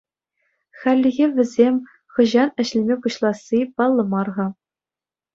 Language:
Chuvash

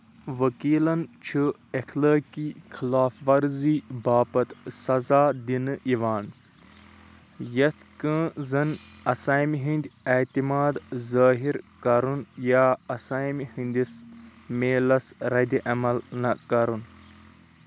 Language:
Kashmiri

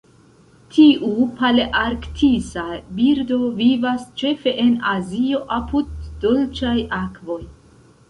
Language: Esperanto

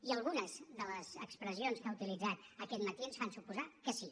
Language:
Catalan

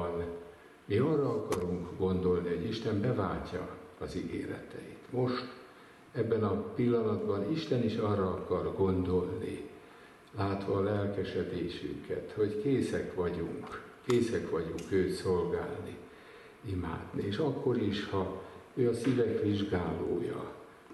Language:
Hungarian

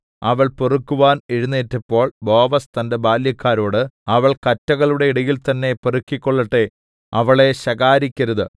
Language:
Malayalam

